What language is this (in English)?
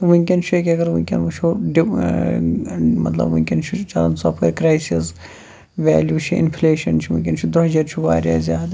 Kashmiri